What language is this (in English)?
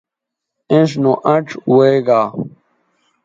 Bateri